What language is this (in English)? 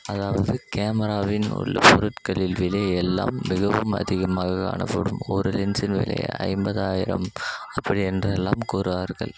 Tamil